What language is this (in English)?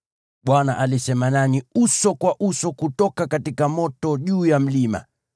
Swahili